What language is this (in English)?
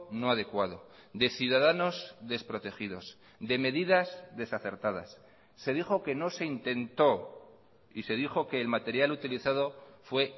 Spanish